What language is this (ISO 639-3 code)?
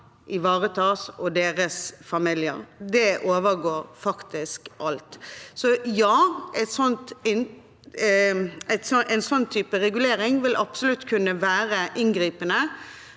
nor